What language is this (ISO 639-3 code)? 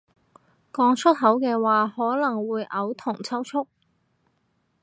yue